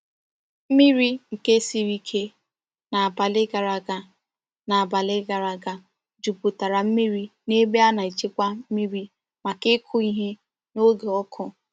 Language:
Igbo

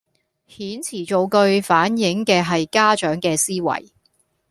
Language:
Cantonese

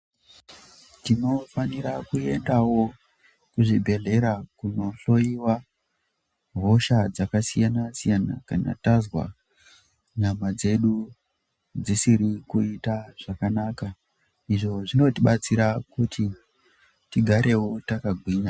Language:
Ndau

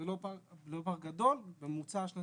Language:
Hebrew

